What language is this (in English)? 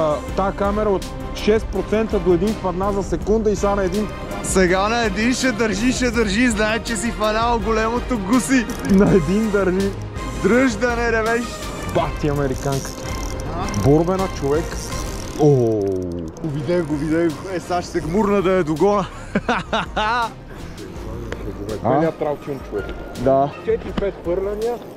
Bulgarian